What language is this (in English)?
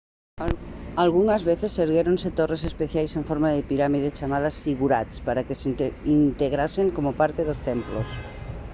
Galician